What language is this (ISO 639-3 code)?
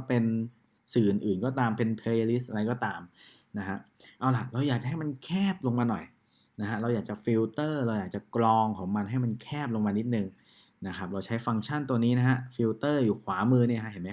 tha